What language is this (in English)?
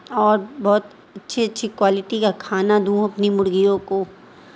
Urdu